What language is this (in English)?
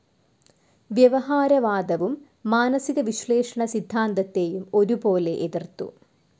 Malayalam